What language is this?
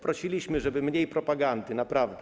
Polish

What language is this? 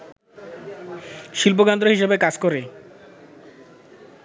Bangla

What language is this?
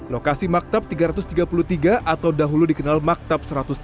Indonesian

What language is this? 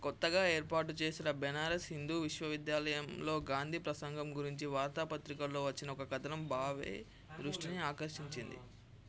Telugu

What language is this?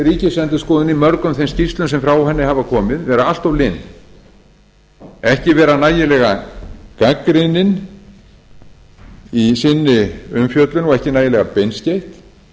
Icelandic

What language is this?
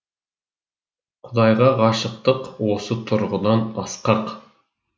Kazakh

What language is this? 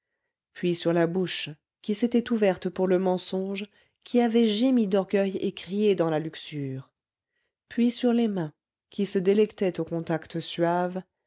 French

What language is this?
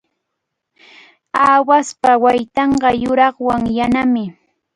Cajatambo North Lima Quechua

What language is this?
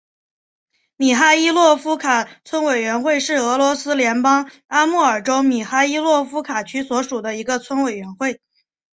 Chinese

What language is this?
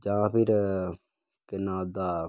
Dogri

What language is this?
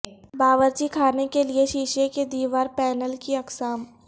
Urdu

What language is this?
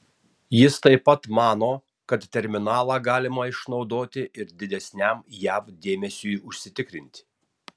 Lithuanian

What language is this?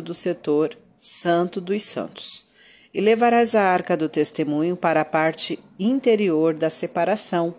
Portuguese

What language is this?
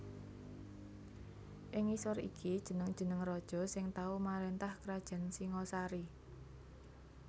Javanese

